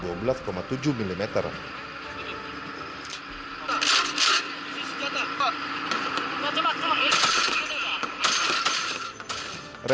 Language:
Indonesian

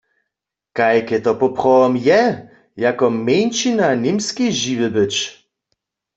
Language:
Upper Sorbian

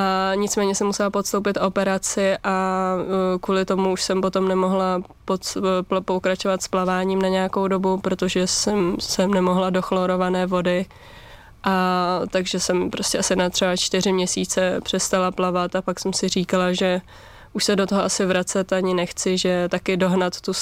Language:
Czech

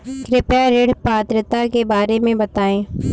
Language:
Hindi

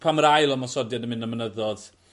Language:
Welsh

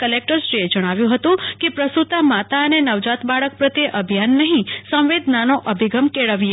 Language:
Gujarati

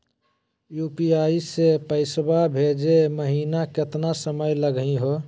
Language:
Magahi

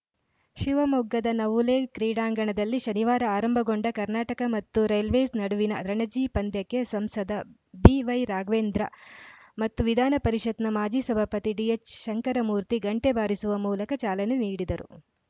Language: Kannada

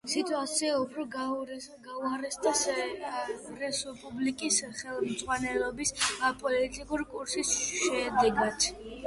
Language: Georgian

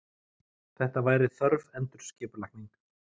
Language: Icelandic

